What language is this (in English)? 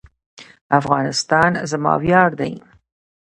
Pashto